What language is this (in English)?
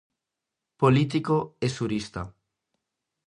Galician